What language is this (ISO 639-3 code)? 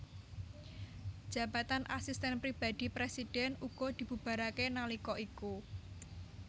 jav